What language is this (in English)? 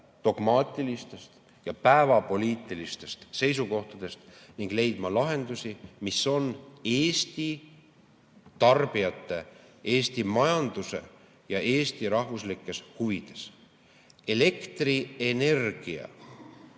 Estonian